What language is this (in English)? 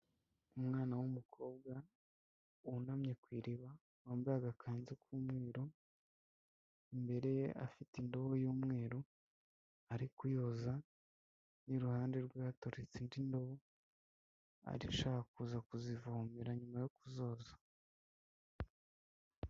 Kinyarwanda